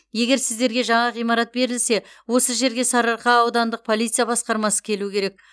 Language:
Kazakh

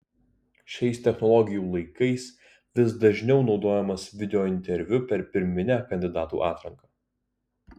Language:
Lithuanian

